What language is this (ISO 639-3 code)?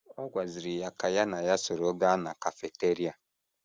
ibo